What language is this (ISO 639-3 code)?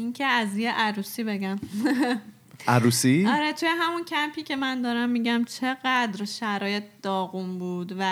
fas